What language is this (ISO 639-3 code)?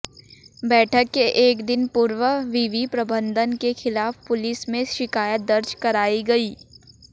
hin